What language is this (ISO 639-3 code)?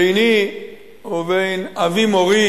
heb